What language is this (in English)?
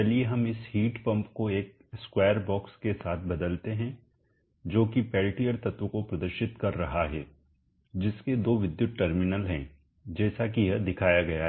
Hindi